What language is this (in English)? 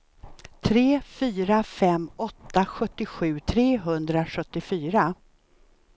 Swedish